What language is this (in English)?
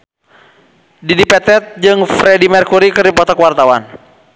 Sundanese